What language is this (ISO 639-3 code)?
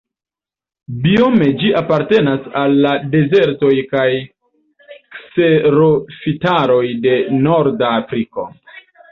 epo